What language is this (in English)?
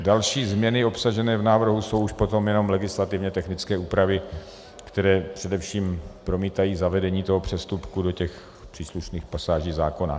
Czech